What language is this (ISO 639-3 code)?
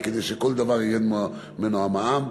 heb